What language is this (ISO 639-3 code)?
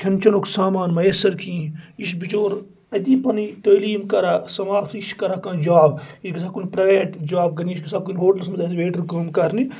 kas